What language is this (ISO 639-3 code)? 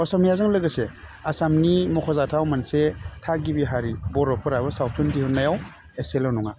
brx